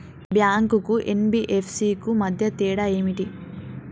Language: Telugu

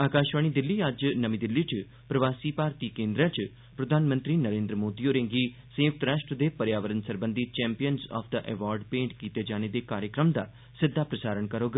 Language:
Dogri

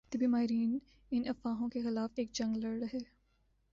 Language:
Urdu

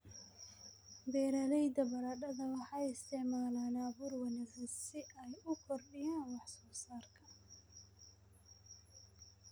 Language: Somali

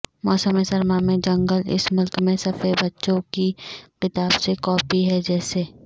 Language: Urdu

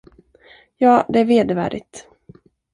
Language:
Swedish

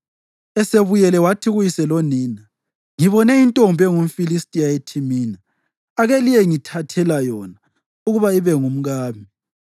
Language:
North Ndebele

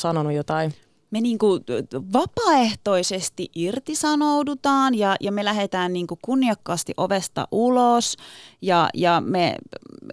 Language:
Finnish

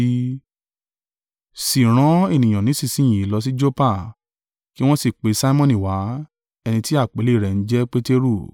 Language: Yoruba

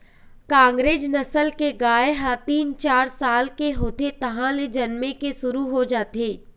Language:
Chhattisgarhi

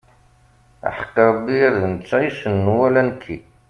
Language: Kabyle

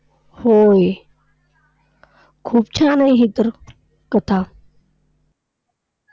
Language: Marathi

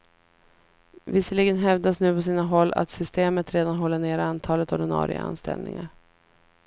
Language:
Swedish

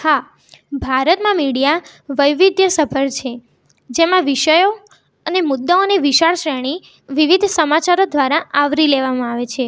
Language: Gujarati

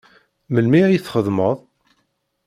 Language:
Kabyle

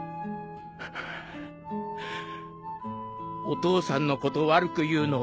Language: Japanese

